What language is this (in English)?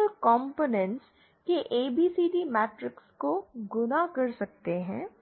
Hindi